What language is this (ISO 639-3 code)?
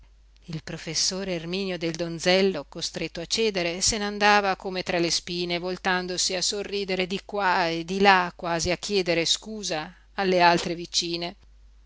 ita